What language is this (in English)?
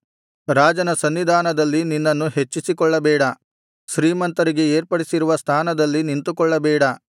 Kannada